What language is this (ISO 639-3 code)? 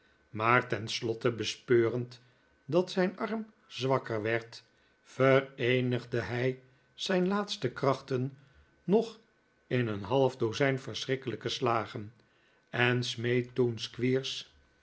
nld